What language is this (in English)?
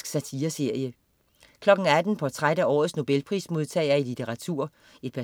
Danish